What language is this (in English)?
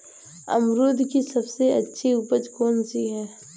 Hindi